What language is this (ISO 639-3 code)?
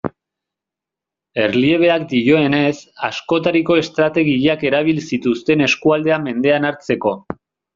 eus